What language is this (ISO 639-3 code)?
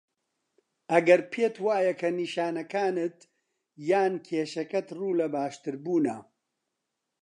ckb